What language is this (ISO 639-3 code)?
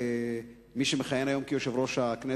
heb